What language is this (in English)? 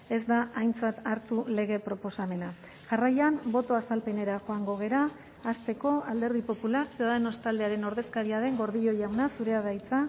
Basque